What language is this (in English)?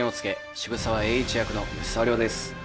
Japanese